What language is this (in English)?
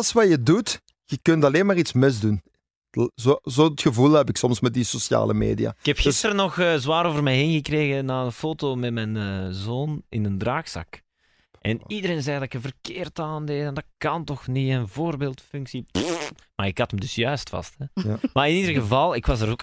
Dutch